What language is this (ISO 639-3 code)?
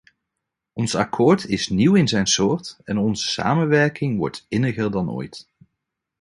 nld